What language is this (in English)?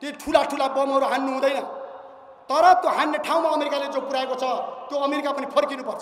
Indonesian